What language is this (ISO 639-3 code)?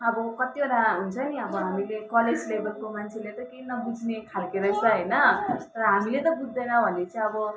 nep